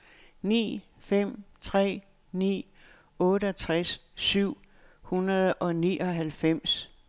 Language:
Danish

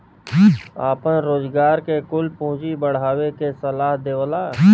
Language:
Bhojpuri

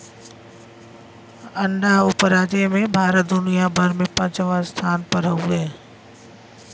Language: Bhojpuri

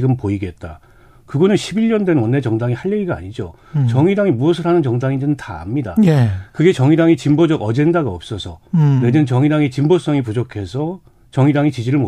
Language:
Korean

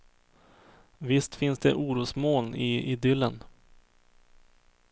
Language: Swedish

